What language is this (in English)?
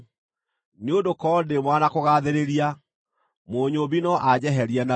Kikuyu